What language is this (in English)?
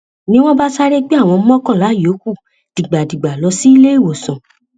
Yoruba